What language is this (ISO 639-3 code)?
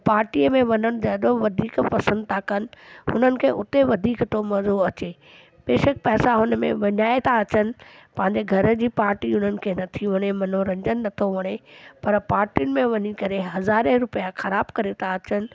snd